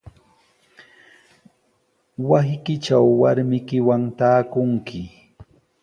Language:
Sihuas Ancash Quechua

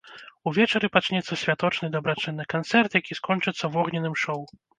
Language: Belarusian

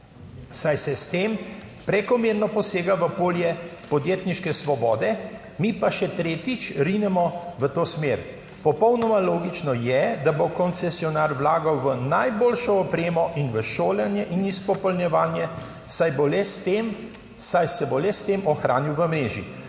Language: Slovenian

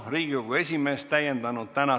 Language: Estonian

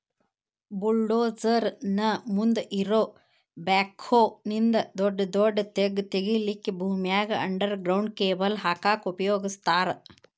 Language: Kannada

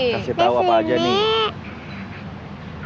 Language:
Indonesian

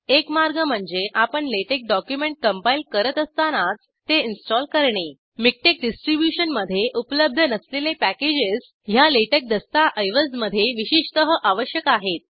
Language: Marathi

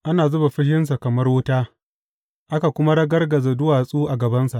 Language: Hausa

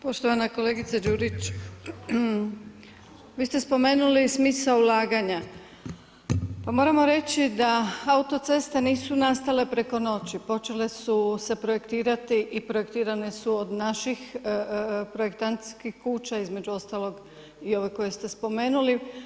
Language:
Croatian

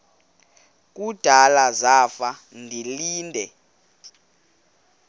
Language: Xhosa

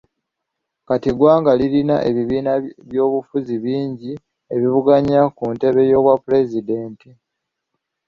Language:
Ganda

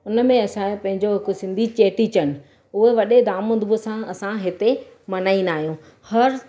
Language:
Sindhi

